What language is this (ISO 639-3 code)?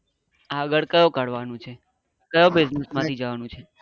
guj